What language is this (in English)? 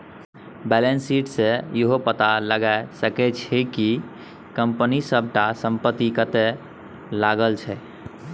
Maithili